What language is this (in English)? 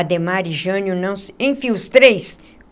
Portuguese